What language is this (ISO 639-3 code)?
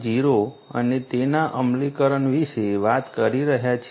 guj